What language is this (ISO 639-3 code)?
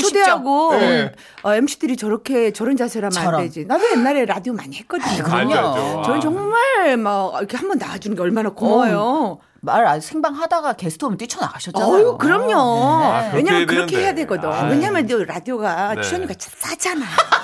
kor